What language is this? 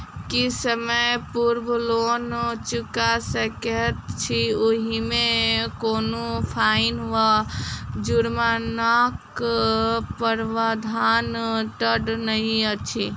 Maithili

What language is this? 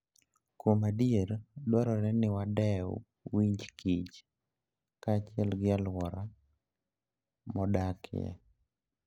Luo (Kenya and Tanzania)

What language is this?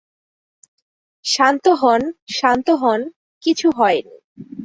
Bangla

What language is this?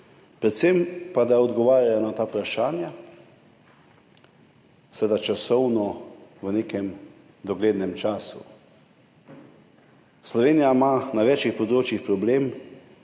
Slovenian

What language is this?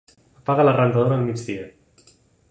Catalan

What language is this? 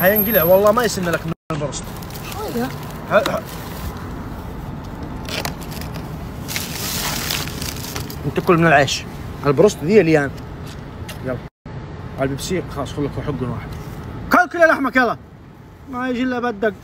Arabic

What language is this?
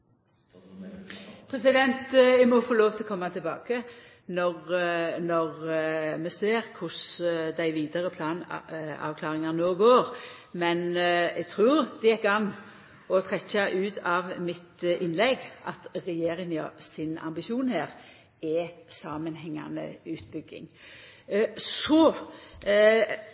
Norwegian Nynorsk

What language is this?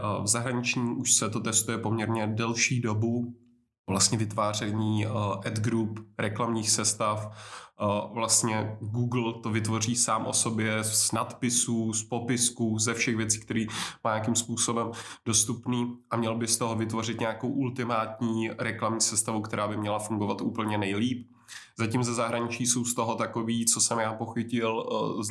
Czech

